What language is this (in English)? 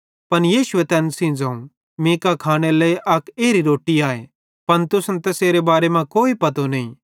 Bhadrawahi